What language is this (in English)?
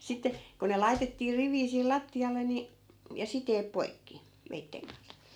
Finnish